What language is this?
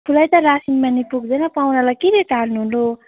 Nepali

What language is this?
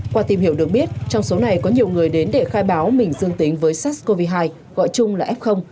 Vietnamese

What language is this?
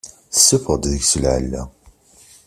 Kabyle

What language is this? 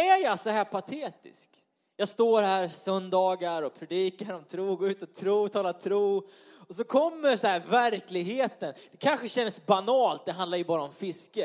Swedish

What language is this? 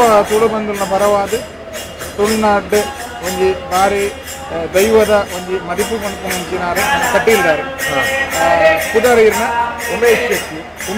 Turkish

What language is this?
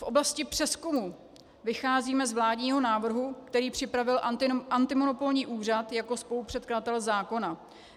Czech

